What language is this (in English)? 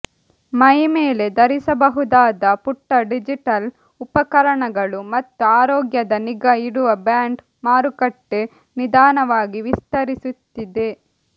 Kannada